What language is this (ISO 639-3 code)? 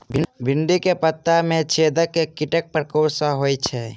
mai